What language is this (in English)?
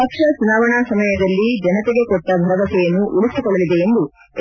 Kannada